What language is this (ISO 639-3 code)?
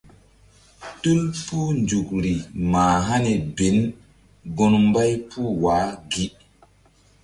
mdd